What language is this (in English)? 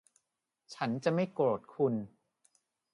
Thai